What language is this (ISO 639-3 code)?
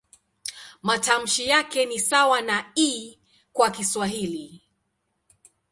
swa